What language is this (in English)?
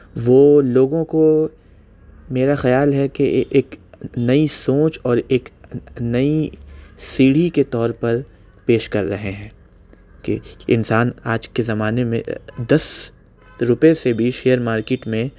Urdu